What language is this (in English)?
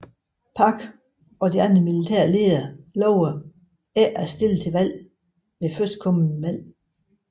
Danish